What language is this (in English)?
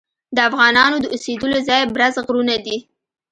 Pashto